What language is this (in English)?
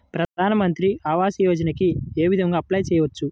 Telugu